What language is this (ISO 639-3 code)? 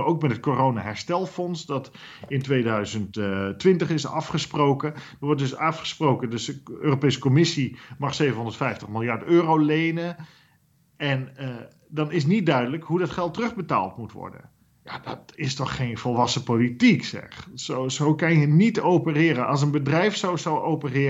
nld